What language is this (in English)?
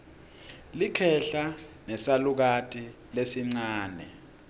Swati